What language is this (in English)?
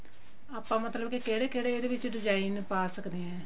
Punjabi